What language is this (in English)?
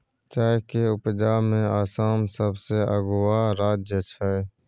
Maithili